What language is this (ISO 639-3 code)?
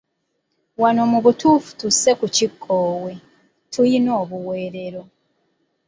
lug